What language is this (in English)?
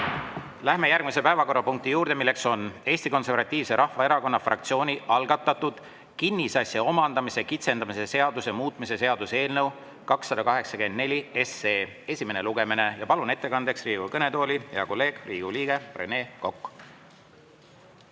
Estonian